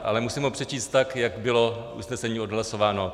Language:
Czech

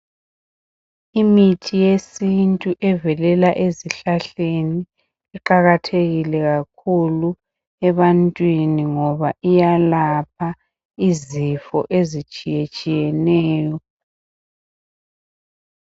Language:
North Ndebele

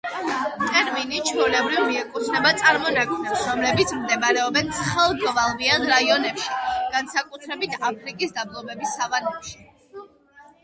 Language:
Georgian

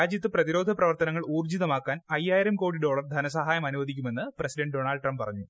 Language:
Malayalam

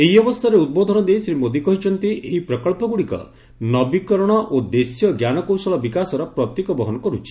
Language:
Odia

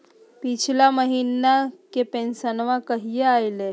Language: Magahi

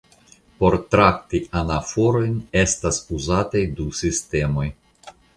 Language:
Esperanto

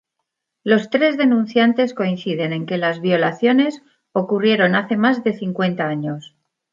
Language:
Spanish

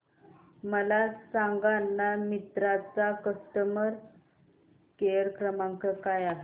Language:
Marathi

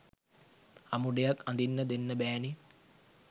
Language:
Sinhala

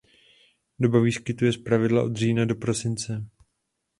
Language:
Czech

